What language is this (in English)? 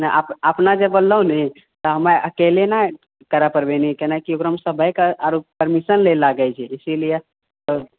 Maithili